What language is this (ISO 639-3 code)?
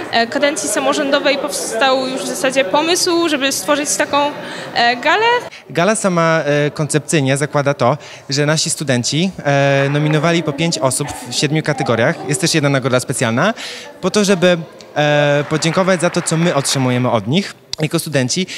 pol